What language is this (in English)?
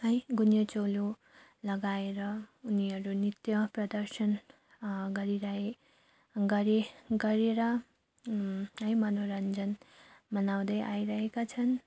Nepali